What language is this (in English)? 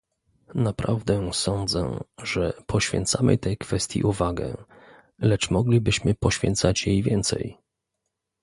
Polish